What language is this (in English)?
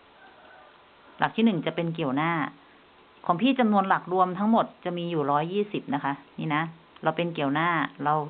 Thai